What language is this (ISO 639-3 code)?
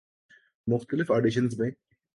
urd